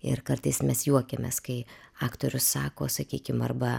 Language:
Lithuanian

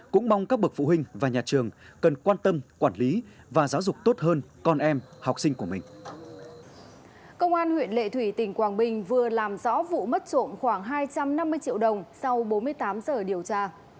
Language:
Vietnamese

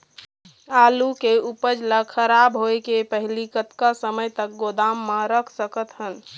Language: Chhattisgarhi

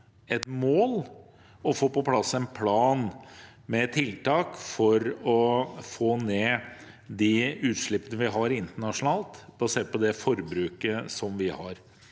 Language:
Norwegian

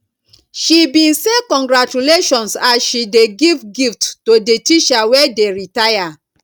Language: Nigerian Pidgin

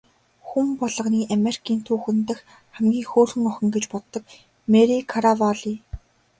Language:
Mongolian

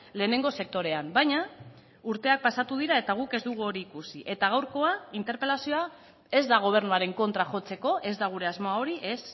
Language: Basque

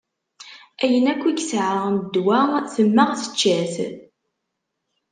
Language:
Kabyle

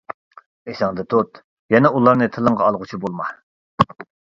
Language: Uyghur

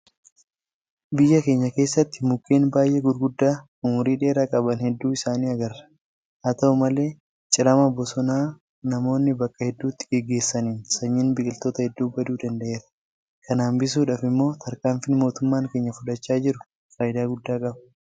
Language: Oromo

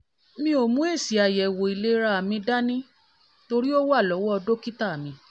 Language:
Yoruba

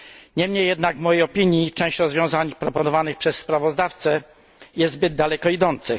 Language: Polish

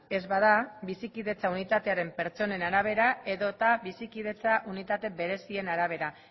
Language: Basque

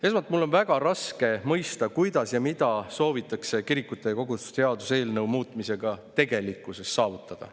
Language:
Estonian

